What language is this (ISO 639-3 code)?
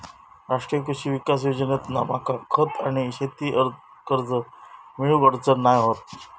mar